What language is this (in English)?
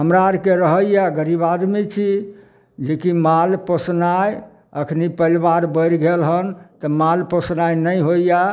Maithili